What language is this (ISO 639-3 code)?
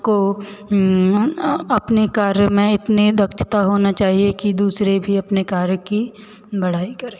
hin